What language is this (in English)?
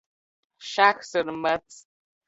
Latvian